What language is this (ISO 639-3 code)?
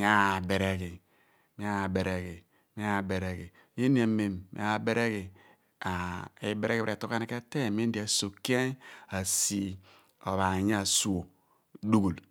abn